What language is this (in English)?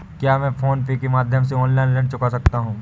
Hindi